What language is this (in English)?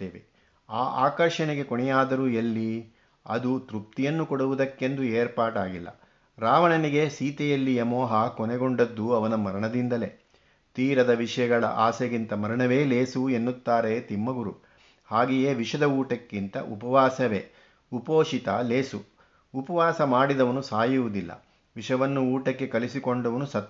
Kannada